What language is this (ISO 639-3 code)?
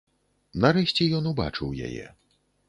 bel